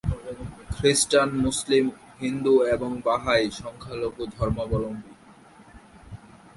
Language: Bangla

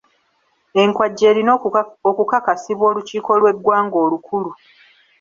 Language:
Ganda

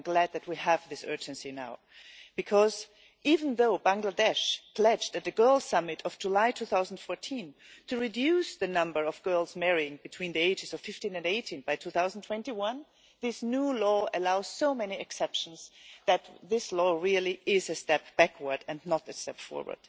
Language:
English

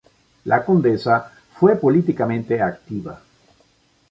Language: Spanish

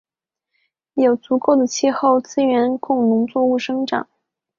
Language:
Chinese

